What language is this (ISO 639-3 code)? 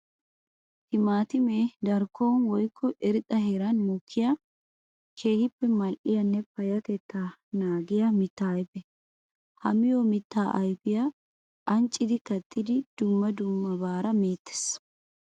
wal